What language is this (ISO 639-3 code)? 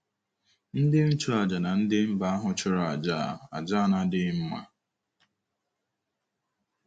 ibo